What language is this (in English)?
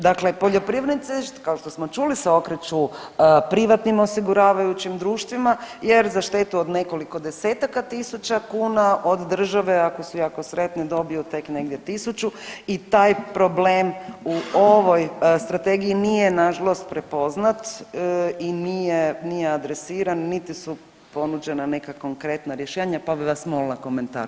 Croatian